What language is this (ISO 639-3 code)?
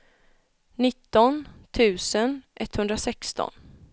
swe